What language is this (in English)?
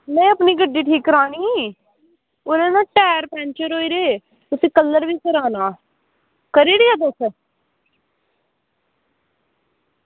Dogri